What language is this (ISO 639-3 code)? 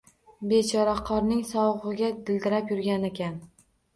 uzb